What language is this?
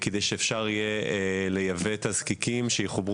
Hebrew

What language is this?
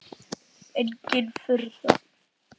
Icelandic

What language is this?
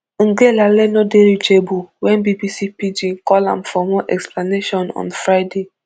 Nigerian Pidgin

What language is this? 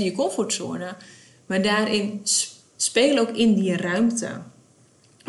Dutch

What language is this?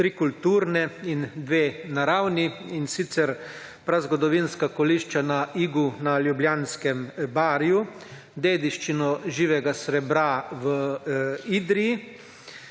Slovenian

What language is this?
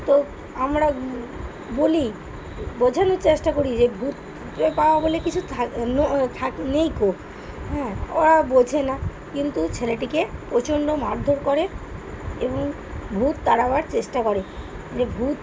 Bangla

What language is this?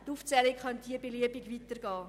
Swiss German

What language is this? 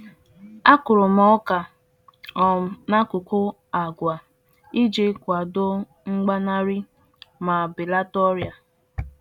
Igbo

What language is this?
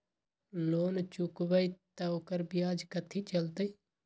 Magahi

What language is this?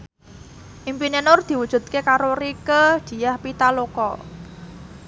Javanese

